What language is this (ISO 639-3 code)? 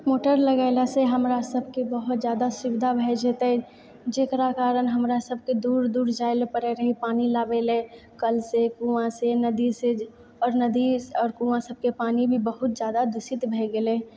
mai